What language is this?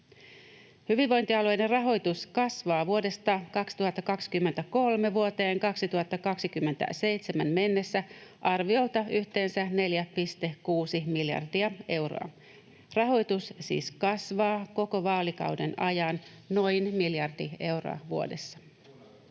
Finnish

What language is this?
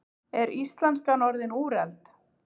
Icelandic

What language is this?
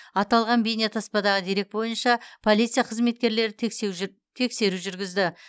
Kazakh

